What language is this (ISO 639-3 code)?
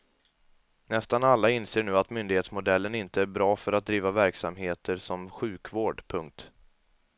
swe